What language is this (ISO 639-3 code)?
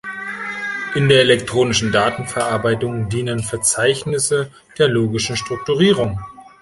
deu